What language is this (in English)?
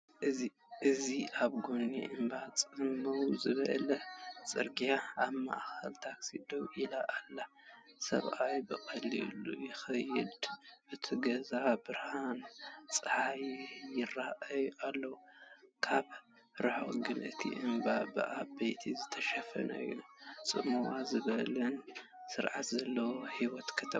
Tigrinya